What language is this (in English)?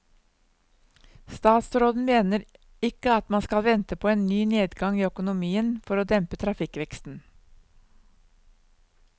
Norwegian